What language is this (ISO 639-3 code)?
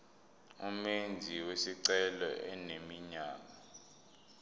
zul